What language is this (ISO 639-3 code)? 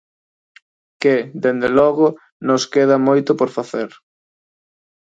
glg